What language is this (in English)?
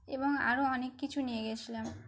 Bangla